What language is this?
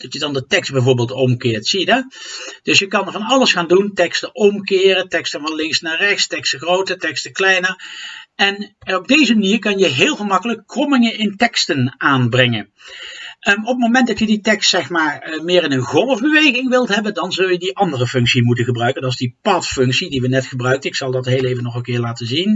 Dutch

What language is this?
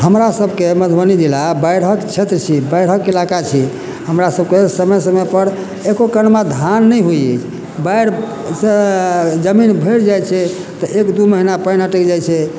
Maithili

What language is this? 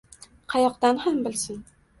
Uzbek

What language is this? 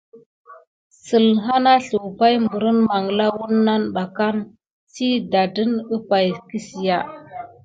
Gidar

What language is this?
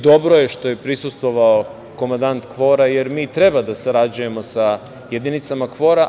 Serbian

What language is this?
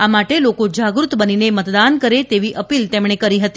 Gujarati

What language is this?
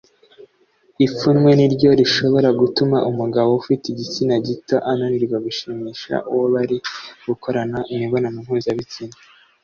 Kinyarwanda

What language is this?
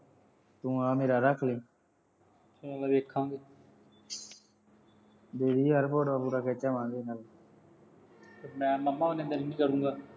Punjabi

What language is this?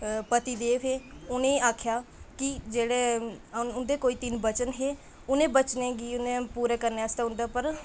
Dogri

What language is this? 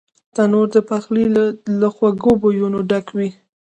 Pashto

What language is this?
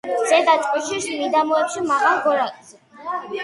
Georgian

